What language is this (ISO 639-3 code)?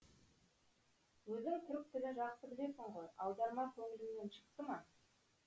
kaz